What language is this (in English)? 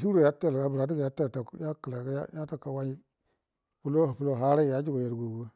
Buduma